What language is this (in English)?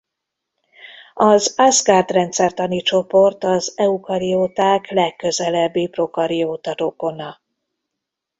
Hungarian